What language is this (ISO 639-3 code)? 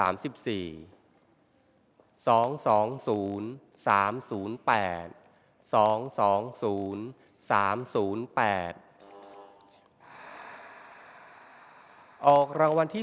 tha